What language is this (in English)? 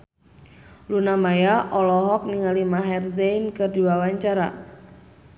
Sundanese